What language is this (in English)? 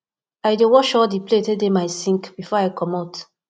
Nigerian Pidgin